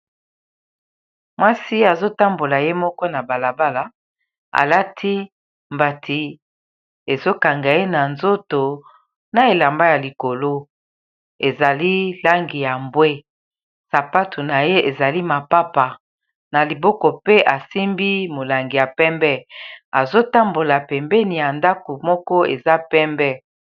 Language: Lingala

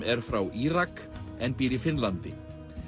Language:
Icelandic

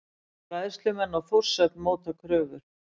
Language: Icelandic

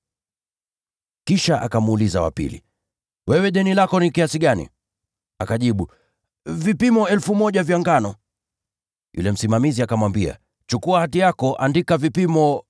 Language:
Swahili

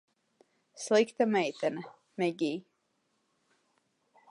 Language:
Latvian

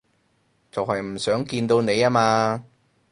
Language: Cantonese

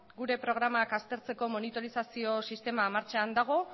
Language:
Basque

